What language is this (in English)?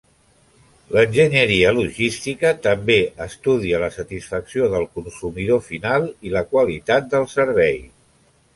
Catalan